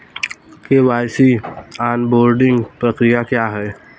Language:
Hindi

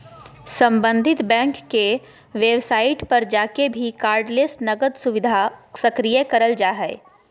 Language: Magahi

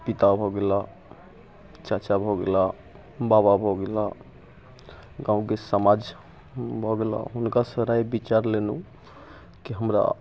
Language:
Maithili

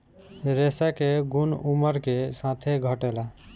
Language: Bhojpuri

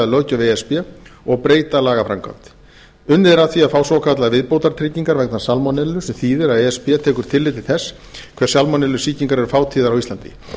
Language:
Icelandic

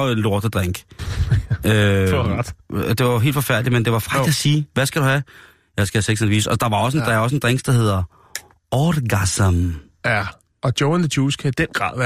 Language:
Danish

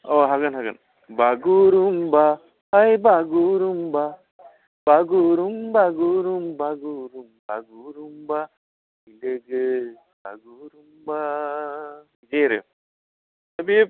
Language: Bodo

